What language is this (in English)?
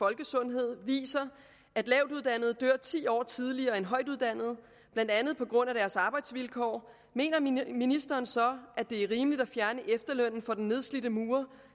Danish